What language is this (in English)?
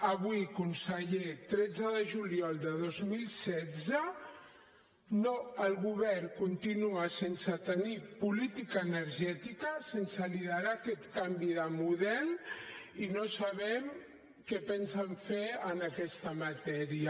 Catalan